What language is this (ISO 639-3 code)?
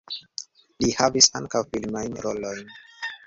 epo